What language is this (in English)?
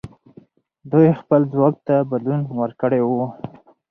Pashto